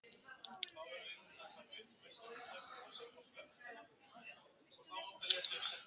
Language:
Icelandic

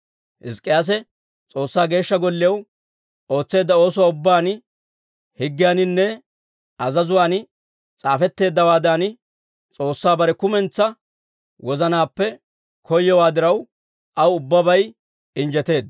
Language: Dawro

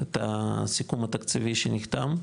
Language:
Hebrew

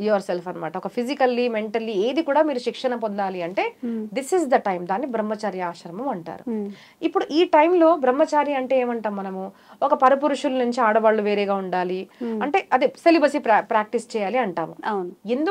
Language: Telugu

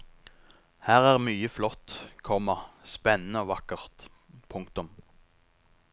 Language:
Norwegian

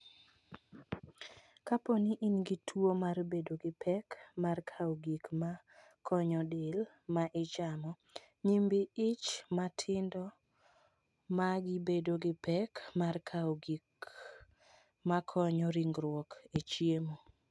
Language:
Luo (Kenya and Tanzania)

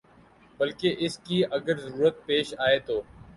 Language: Urdu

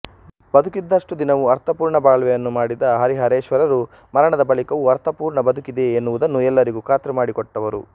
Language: Kannada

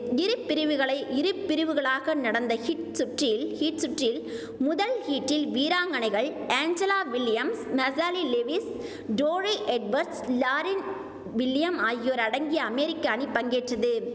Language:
Tamil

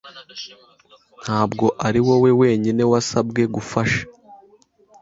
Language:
Kinyarwanda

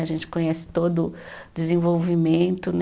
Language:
Portuguese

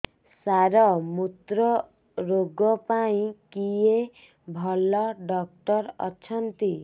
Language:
Odia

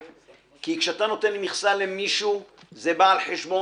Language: Hebrew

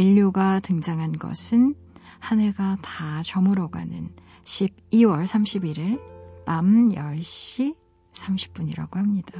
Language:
Korean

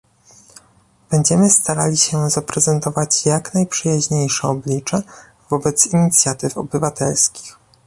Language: Polish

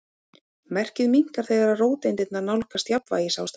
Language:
Icelandic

